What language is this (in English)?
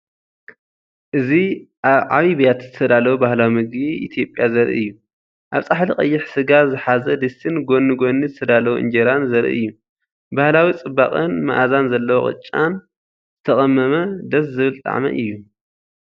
Tigrinya